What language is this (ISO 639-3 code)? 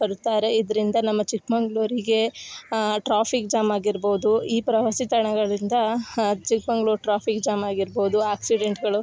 kan